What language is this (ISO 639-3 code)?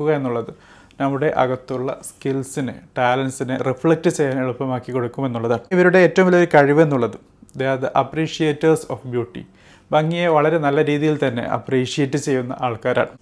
mal